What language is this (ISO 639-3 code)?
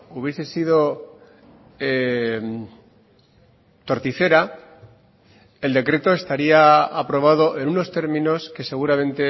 spa